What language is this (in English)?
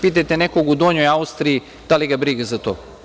Serbian